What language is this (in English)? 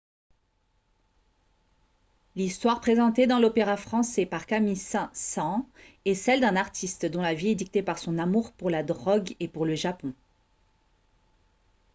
French